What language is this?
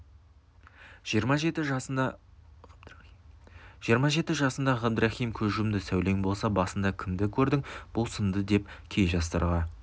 Kazakh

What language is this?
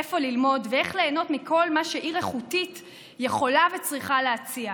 Hebrew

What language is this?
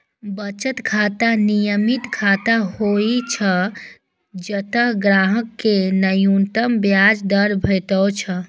Maithili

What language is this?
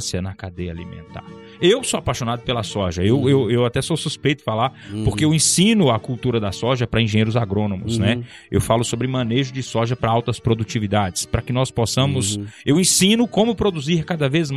Portuguese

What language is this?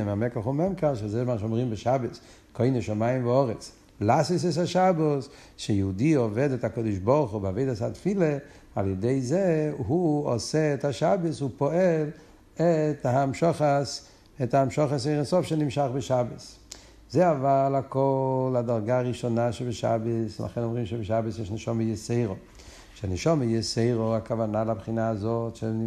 Hebrew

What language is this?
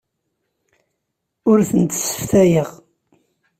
Kabyle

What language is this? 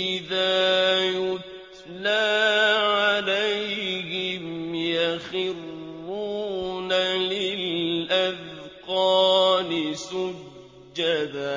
Arabic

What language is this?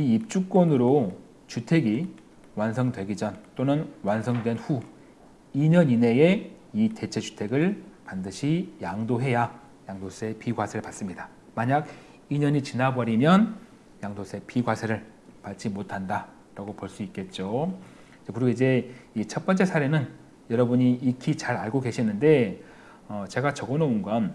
Korean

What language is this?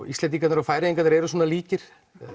Icelandic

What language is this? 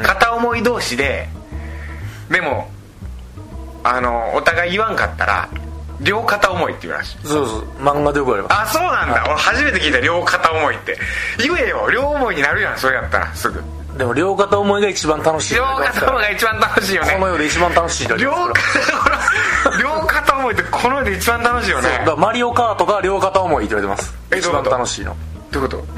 Japanese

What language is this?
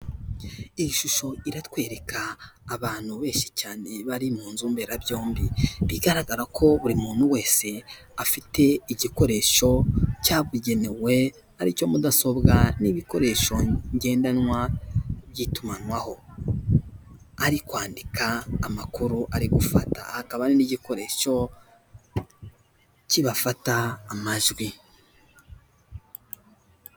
Kinyarwanda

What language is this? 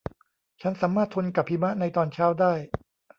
Thai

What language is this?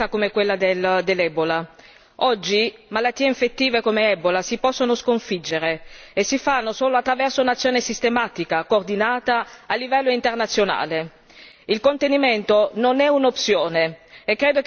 Italian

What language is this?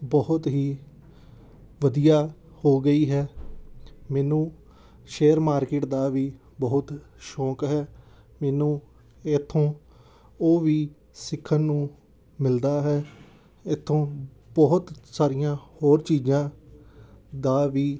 Punjabi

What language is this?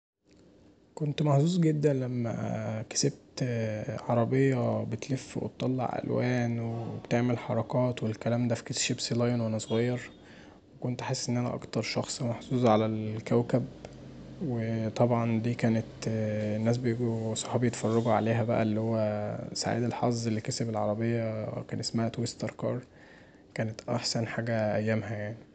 Egyptian Arabic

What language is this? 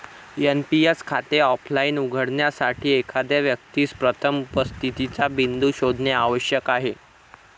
Marathi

